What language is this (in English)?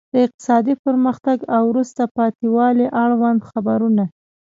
Pashto